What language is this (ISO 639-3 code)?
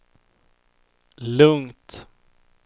swe